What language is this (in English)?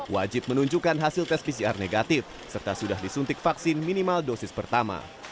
Indonesian